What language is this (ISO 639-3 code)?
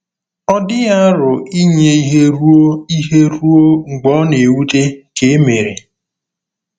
ibo